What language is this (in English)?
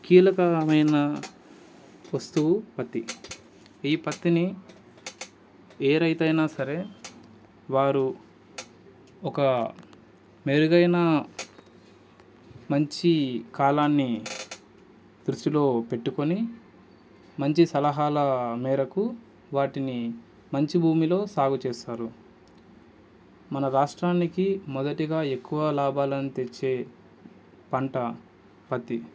Telugu